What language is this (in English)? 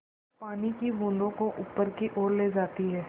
Hindi